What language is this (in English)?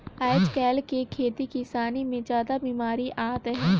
Chhattisgarhi